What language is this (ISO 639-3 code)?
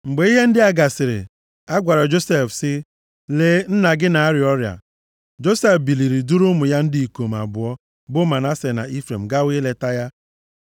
ibo